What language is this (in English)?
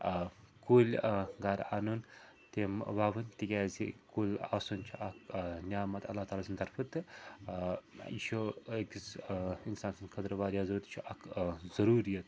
Kashmiri